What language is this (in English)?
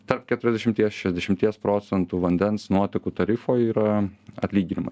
Lithuanian